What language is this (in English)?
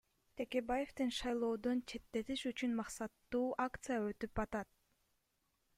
Kyrgyz